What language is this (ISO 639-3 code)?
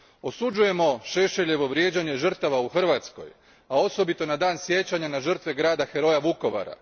hrv